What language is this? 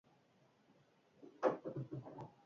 Basque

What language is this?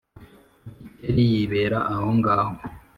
Kinyarwanda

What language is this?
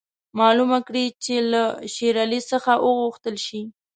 Pashto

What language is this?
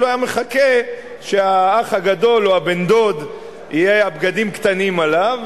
Hebrew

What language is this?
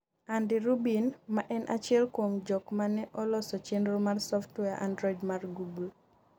Luo (Kenya and Tanzania)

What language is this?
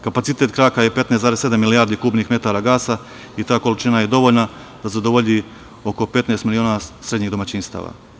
Serbian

